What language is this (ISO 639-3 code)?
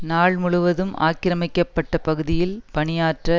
tam